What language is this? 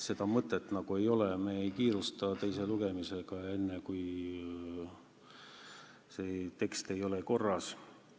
Estonian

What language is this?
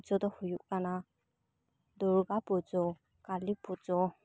Santali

